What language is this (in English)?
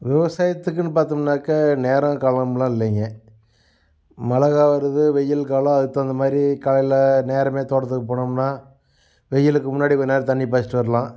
Tamil